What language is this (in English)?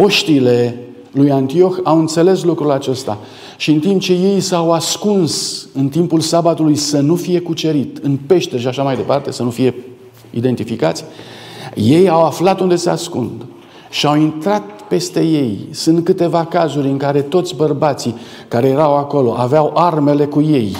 Romanian